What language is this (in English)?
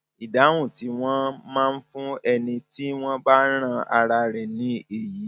Yoruba